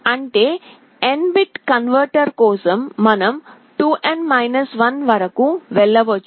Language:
Telugu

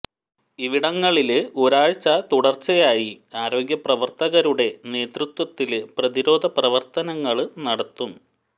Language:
Malayalam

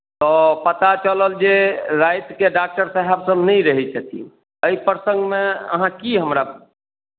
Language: Maithili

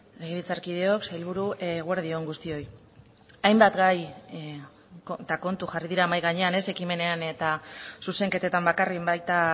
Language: Basque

